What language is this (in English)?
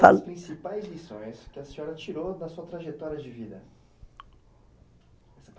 Portuguese